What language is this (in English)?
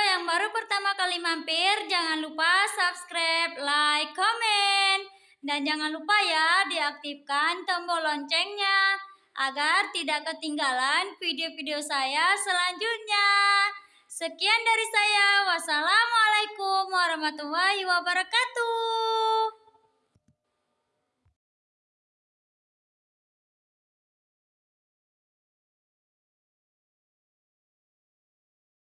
Indonesian